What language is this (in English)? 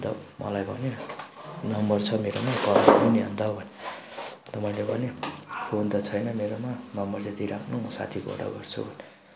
Nepali